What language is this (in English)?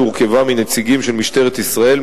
Hebrew